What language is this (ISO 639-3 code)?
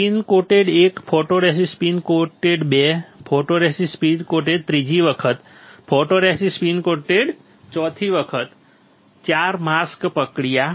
guj